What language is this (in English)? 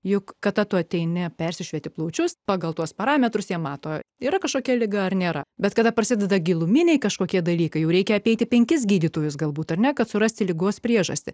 Lithuanian